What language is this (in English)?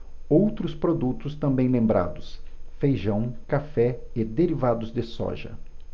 Portuguese